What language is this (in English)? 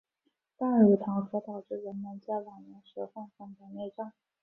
Chinese